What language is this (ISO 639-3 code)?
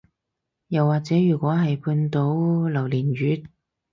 yue